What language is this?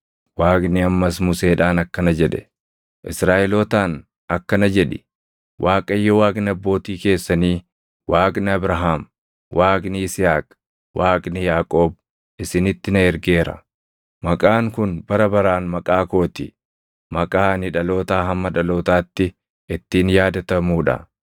Oromo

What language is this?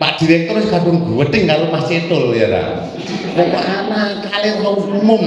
Indonesian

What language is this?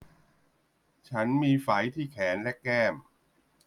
Thai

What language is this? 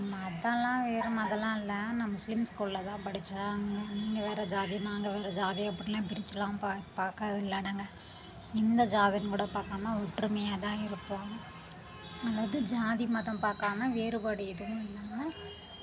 Tamil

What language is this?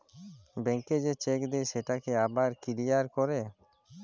Bangla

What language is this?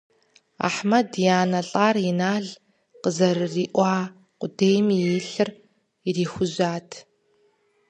Kabardian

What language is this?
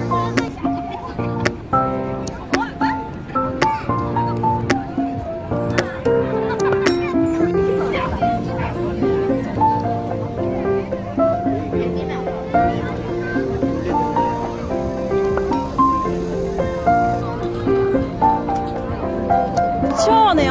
Korean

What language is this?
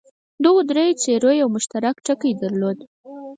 Pashto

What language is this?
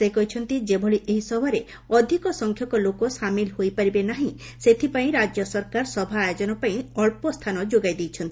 Odia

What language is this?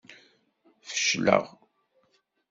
Kabyle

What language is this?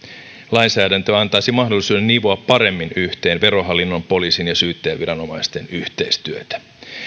Finnish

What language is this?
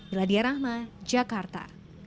Indonesian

